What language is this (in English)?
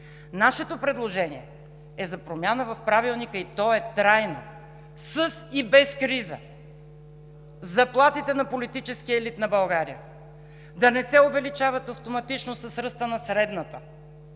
Bulgarian